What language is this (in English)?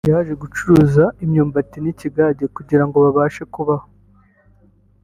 Kinyarwanda